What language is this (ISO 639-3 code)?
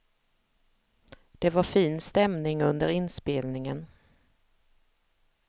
swe